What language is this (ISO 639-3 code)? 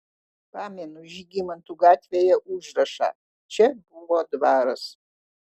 lit